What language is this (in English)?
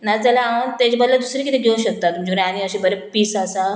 Konkani